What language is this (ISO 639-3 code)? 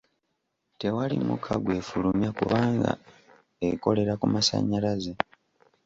lug